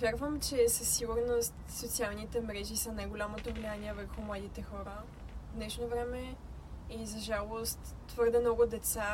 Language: Bulgarian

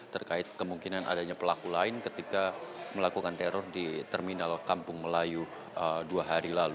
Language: Indonesian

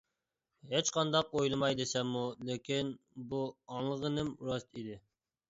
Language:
Uyghur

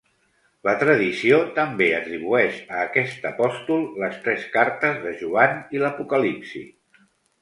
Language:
Catalan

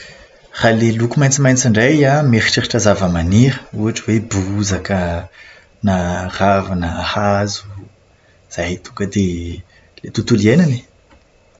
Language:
Malagasy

